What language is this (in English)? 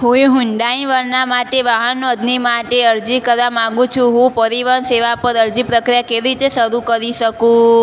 Gujarati